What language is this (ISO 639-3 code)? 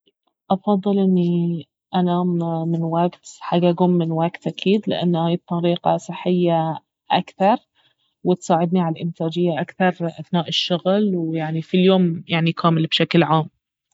abv